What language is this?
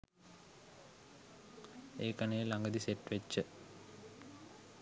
Sinhala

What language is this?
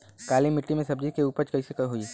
Bhojpuri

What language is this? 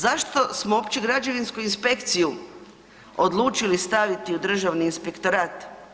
Croatian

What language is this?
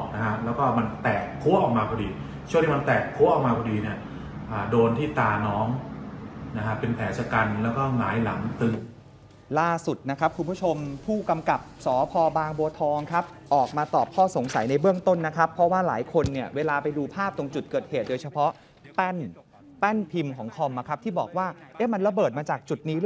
Thai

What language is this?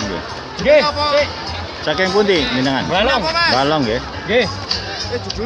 Indonesian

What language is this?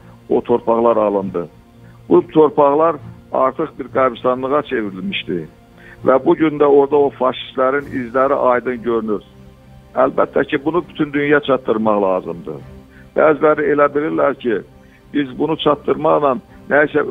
Turkish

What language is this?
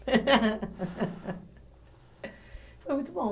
Portuguese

